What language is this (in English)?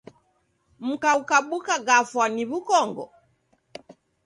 Taita